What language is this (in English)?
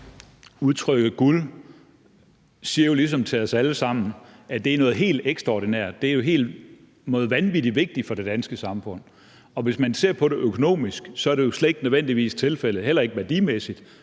Danish